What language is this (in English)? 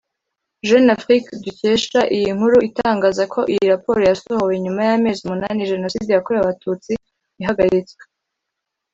Kinyarwanda